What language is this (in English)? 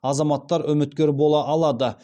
Kazakh